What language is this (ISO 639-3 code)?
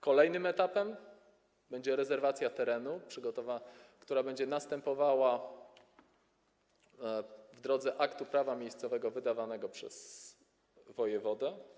pol